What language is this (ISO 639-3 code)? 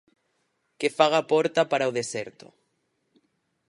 glg